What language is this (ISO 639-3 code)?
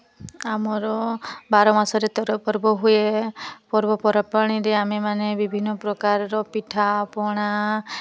ori